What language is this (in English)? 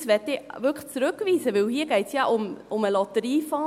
Swiss German